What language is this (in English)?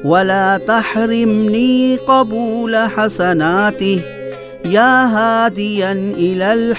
Urdu